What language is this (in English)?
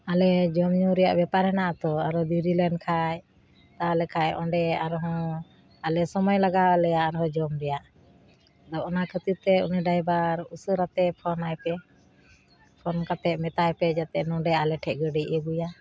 Santali